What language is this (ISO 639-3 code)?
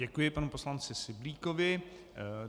ces